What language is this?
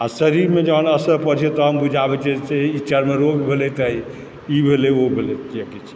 Maithili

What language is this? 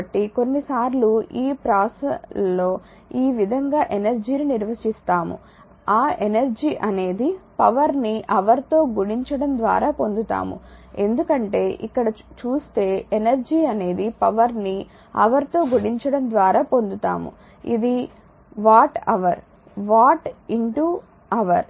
Telugu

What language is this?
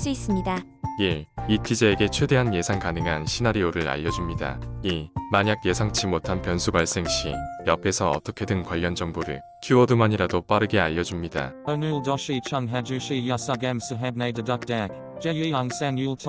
Korean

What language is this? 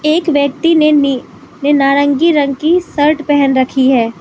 Hindi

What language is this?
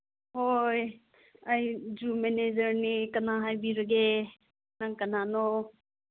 Manipuri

